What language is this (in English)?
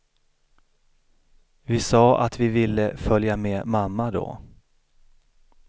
Swedish